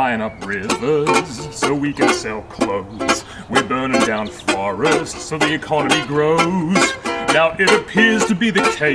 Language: English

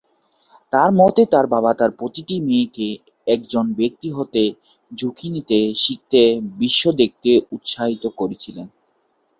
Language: Bangla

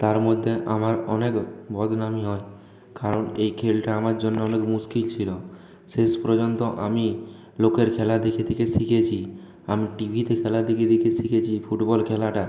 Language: Bangla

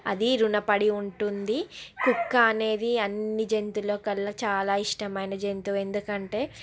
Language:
Telugu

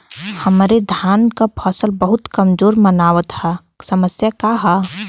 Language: Bhojpuri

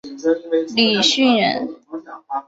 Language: Chinese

